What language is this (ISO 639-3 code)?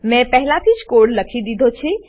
guj